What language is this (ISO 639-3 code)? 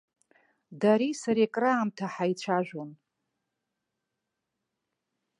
abk